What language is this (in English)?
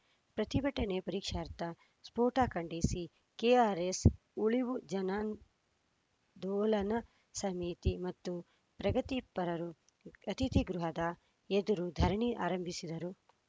Kannada